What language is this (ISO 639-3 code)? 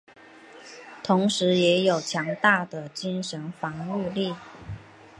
zho